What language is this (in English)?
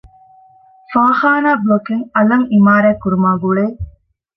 Divehi